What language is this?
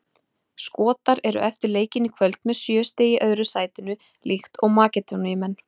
Icelandic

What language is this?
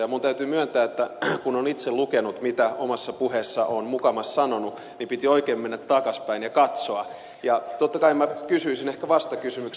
Finnish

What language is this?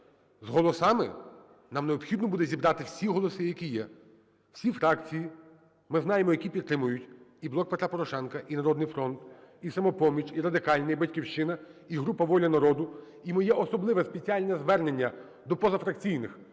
Ukrainian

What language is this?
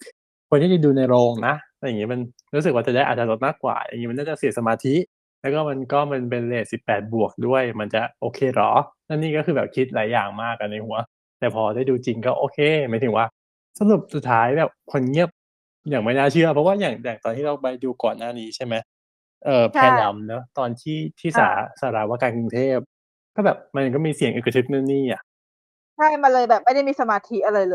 Thai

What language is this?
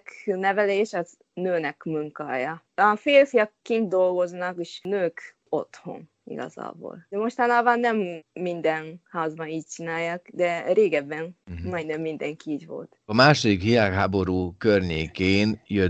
Hungarian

